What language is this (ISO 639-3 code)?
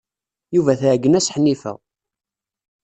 kab